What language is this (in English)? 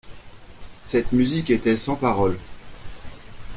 French